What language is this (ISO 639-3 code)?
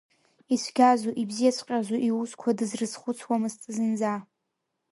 abk